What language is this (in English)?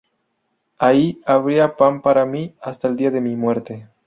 Spanish